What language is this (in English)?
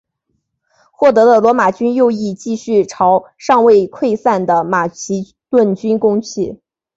Chinese